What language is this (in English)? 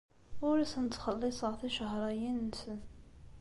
Kabyle